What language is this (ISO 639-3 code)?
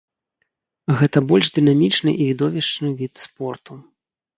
bel